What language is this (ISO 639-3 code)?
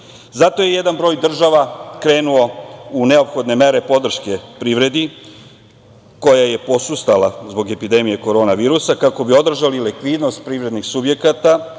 srp